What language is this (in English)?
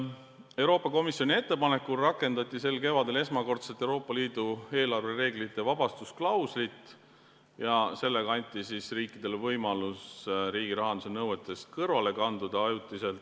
Estonian